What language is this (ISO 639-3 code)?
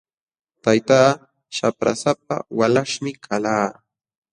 qxw